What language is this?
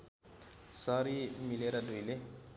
Nepali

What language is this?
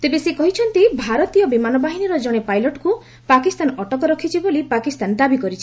Odia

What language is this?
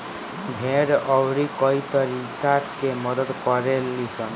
Bhojpuri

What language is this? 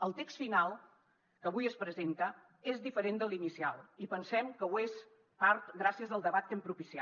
Catalan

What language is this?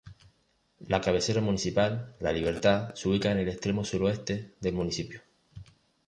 Spanish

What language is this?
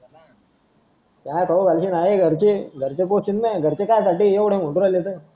Marathi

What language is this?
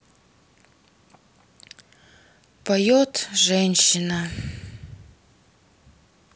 Russian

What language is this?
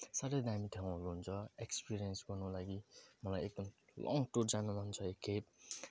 Nepali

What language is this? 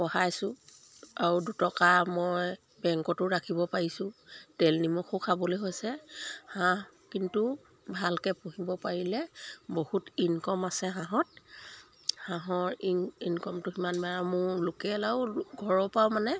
Assamese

